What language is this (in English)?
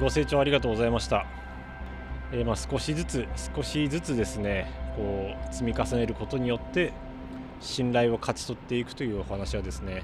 Japanese